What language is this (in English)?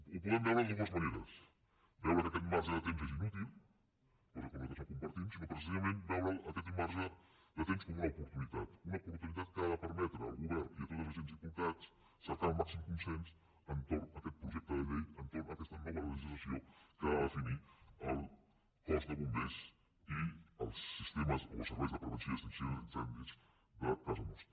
Catalan